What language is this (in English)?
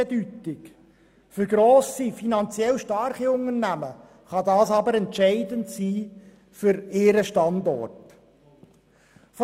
Swiss German